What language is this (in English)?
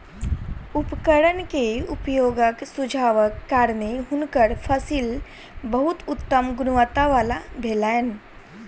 Maithili